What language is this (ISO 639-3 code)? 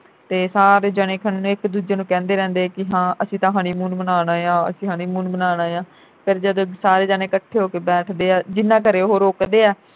pan